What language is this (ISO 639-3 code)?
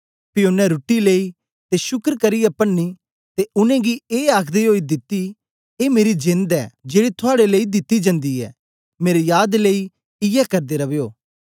doi